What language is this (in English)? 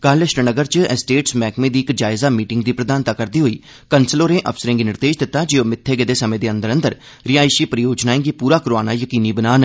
Dogri